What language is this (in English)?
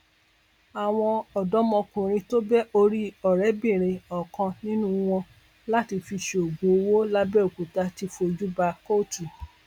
Yoruba